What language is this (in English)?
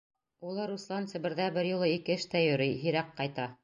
Bashkir